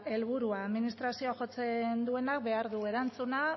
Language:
Basque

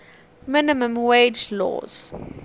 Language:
English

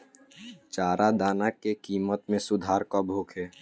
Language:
Bhojpuri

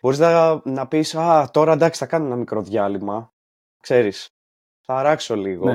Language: Greek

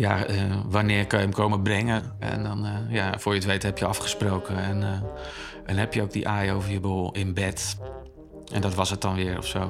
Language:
Dutch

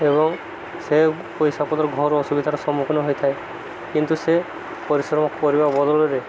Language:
Odia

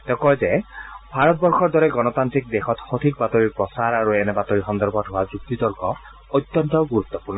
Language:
Assamese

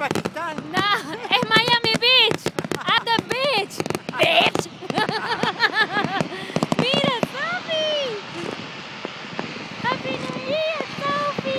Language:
Spanish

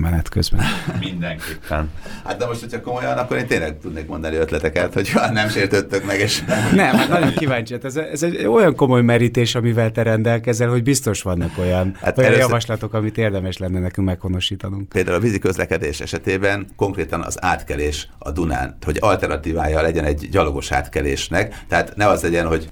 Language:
Hungarian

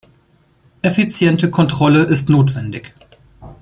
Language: German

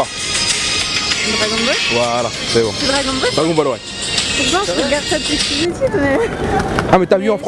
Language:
French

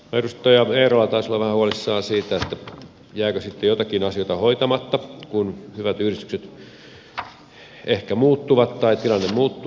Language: Finnish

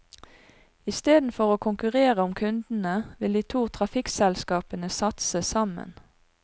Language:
Norwegian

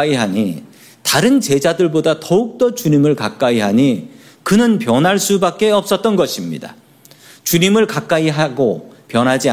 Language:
Korean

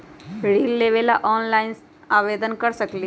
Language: Magahi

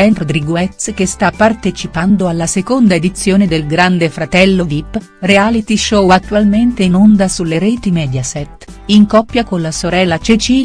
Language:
Italian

